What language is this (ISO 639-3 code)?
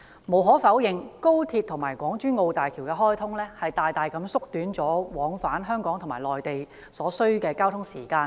yue